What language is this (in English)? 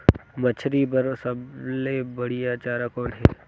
Chhattisgarhi